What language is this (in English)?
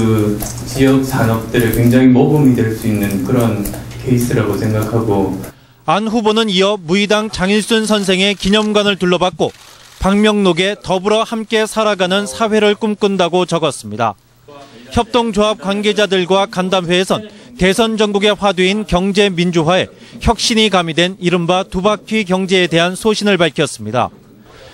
Korean